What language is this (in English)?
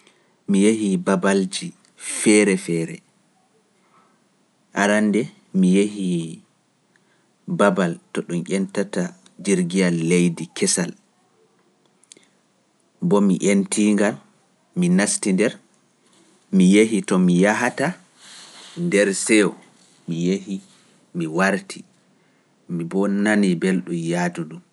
Pular